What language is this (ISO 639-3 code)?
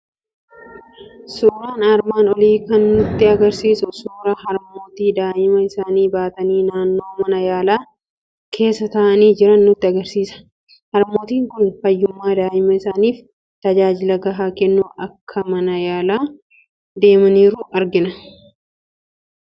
orm